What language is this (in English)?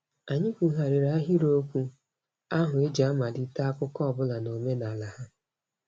Igbo